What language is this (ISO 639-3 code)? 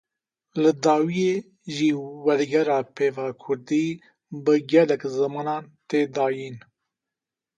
kur